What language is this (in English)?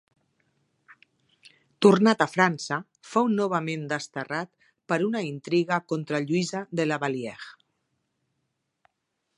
Catalan